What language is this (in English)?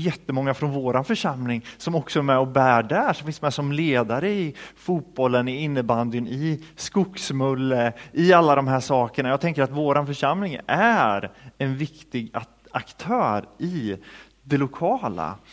Swedish